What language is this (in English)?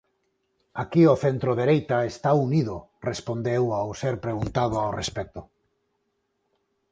Galician